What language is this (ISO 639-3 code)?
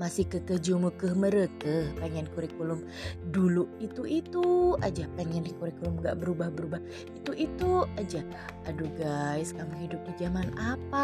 ind